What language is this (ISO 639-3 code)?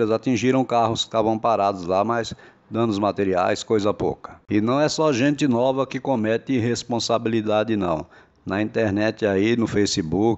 por